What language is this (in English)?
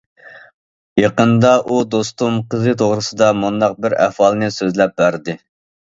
Uyghur